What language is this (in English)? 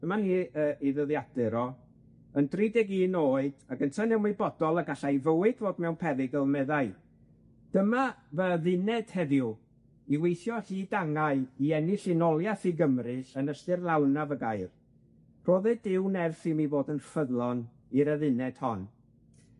Welsh